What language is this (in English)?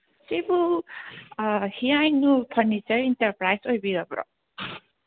Manipuri